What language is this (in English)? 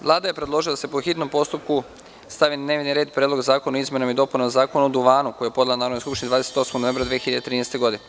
Serbian